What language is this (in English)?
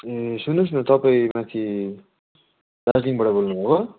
Nepali